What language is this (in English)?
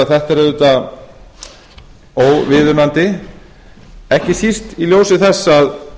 Icelandic